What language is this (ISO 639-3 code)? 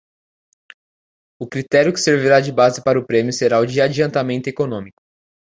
por